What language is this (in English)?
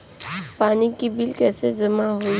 Bhojpuri